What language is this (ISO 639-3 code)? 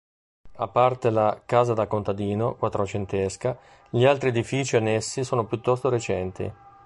ita